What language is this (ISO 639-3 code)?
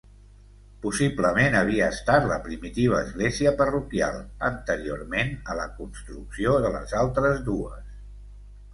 cat